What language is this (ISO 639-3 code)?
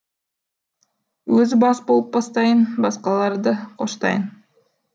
kaz